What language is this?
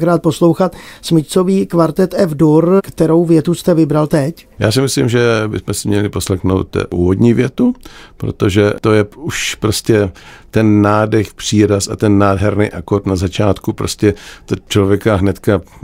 Czech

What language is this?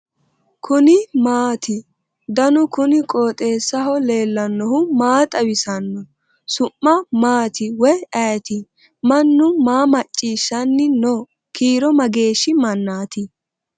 Sidamo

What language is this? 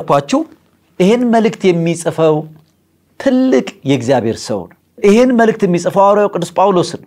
Arabic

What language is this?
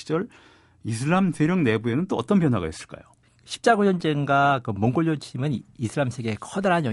Korean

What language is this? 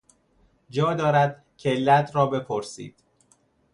Persian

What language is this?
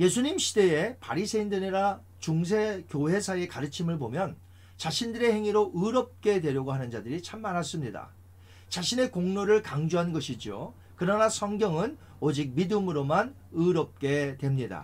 Korean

